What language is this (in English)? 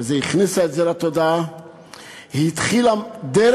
Hebrew